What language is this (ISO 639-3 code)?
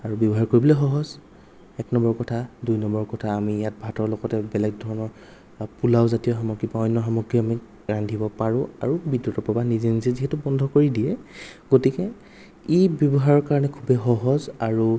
asm